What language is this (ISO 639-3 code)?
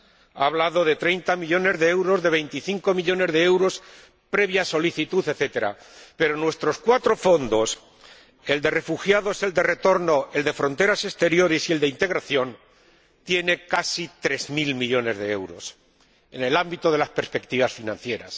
spa